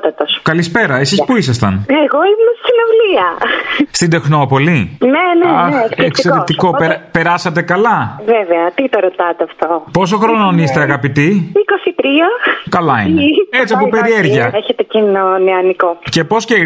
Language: Greek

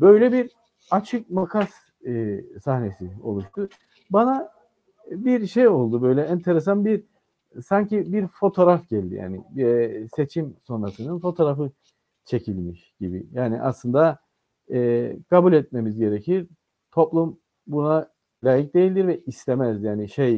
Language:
Turkish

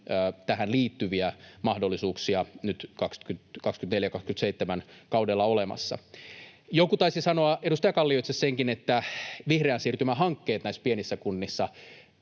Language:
Finnish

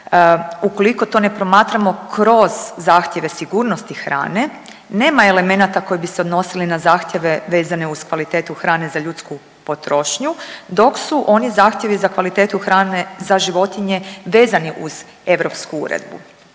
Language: Croatian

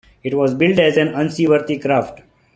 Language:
English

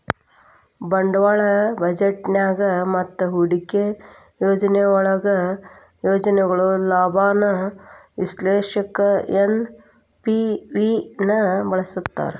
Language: Kannada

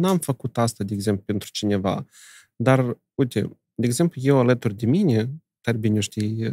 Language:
Romanian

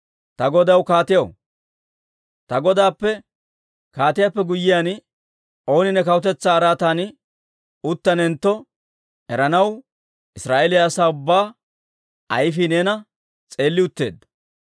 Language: Dawro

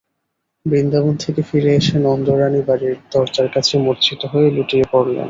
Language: Bangla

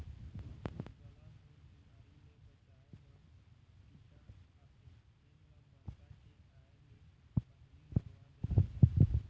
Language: Chhattisgarhi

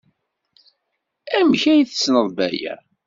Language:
Kabyle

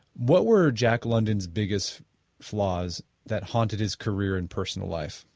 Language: English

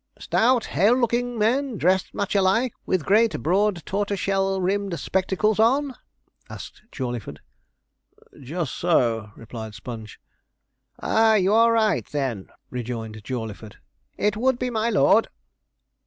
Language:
English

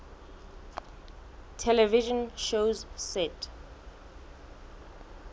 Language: Southern Sotho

